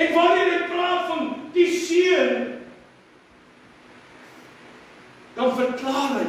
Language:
Portuguese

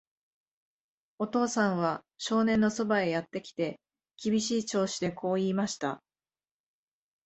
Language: Japanese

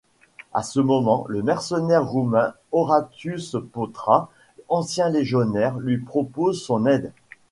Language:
French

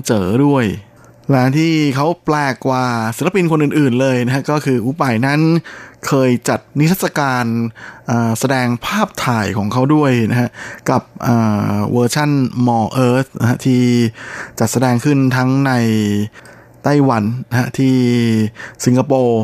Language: Thai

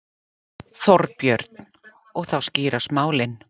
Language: Icelandic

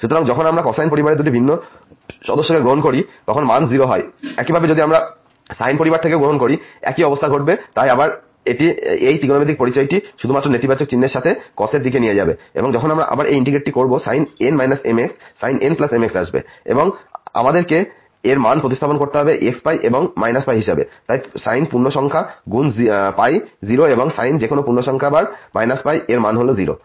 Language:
Bangla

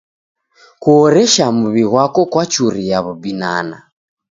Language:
Taita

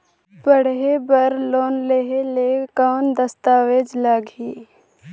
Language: Chhattisgarhi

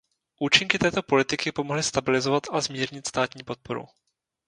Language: Czech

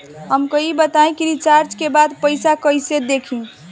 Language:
Bhojpuri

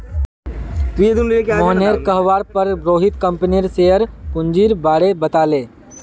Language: Magahi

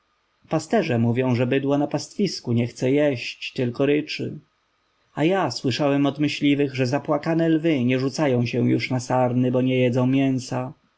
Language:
Polish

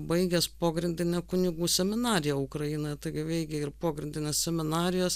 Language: Lithuanian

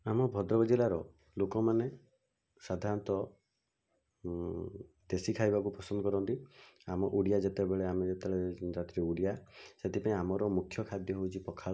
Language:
Odia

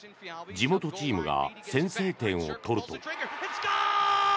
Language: Japanese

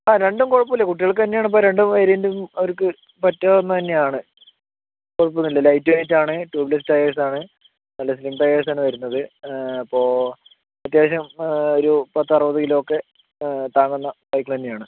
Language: Malayalam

